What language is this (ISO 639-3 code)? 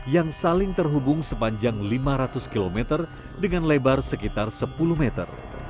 ind